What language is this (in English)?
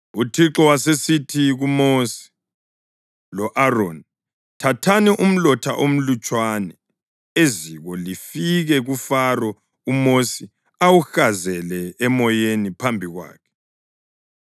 North Ndebele